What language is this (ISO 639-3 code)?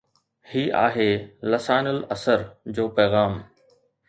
snd